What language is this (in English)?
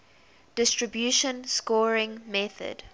English